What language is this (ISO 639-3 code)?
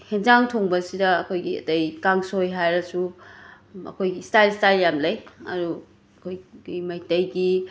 mni